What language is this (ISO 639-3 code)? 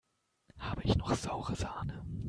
deu